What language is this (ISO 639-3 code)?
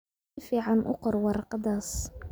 som